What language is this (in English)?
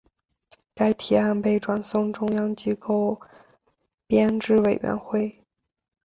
Chinese